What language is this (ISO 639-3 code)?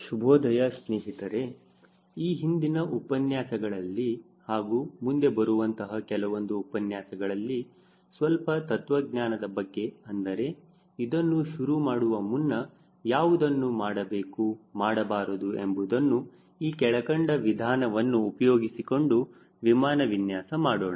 kan